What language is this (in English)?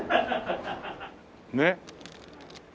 Japanese